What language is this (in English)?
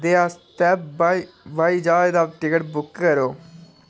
Dogri